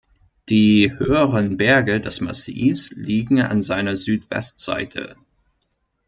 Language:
German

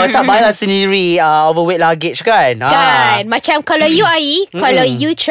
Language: Malay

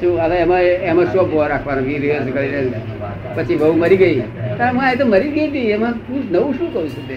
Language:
Gujarati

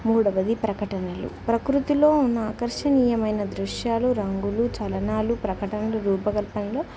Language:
Telugu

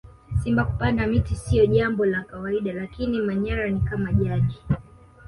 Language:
Swahili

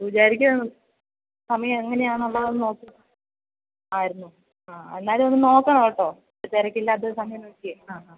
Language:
Malayalam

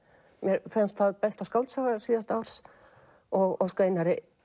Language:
Icelandic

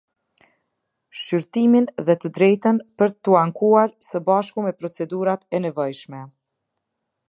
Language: Albanian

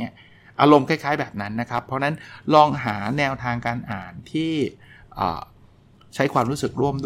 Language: Thai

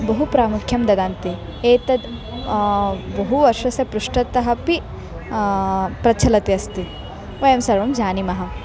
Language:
Sanskrit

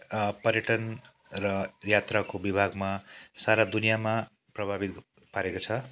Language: Nepali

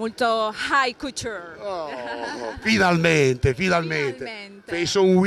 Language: Italian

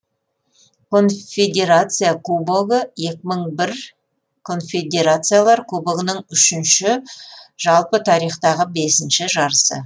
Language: Kazakh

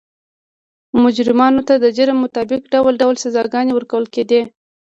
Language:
Pashto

